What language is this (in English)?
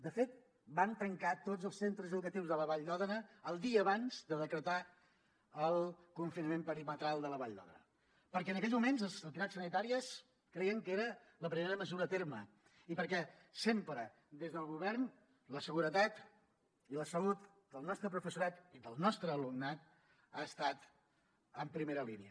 Catalan